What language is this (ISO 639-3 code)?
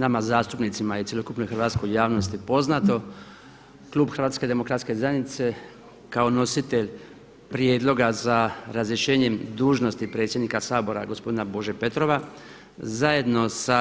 hrv